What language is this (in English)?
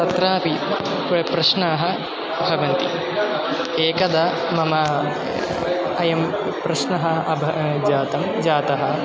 Sanskrit